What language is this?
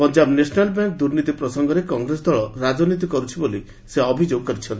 Odia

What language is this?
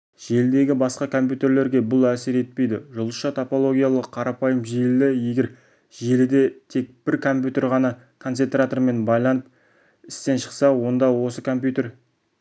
Kazakh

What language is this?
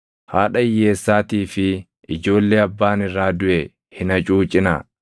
Oromo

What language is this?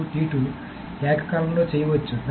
Telugu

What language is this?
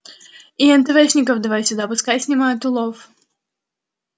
Russian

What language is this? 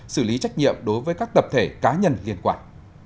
Vietnamese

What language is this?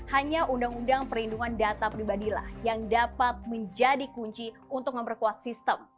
Indonesian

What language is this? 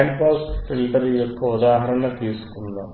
Telugu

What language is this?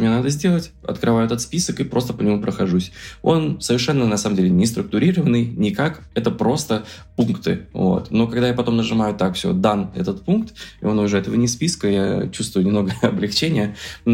Russian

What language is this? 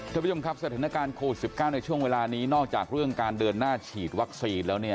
Thai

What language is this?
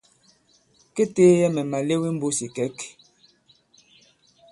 Bankon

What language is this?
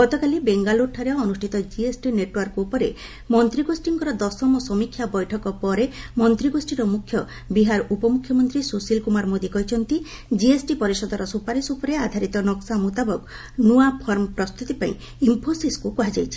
Odia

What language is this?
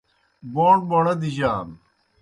Kohistani Shina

